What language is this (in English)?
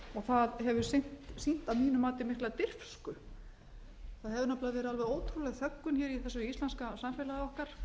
Icelandic